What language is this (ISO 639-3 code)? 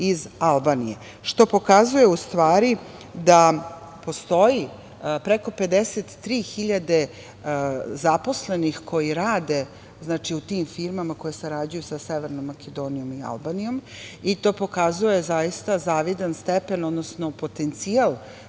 srp